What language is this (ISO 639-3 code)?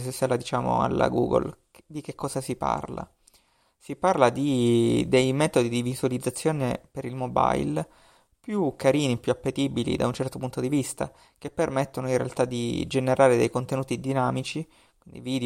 ita